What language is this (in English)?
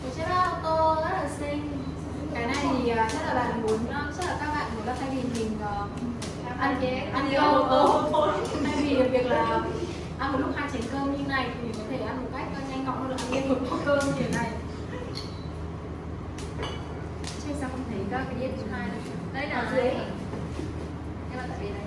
Vietnamese